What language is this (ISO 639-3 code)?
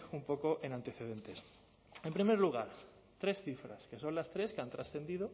spa